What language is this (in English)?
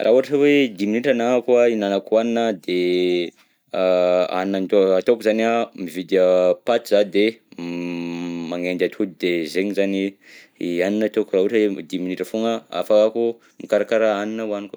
Southern Betsimisaraka Malagasy